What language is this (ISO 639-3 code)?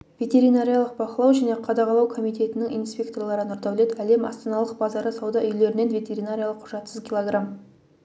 kaz